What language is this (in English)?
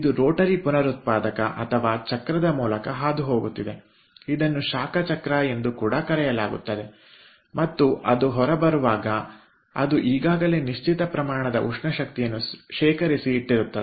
Kannada